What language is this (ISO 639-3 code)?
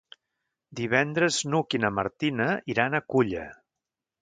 cat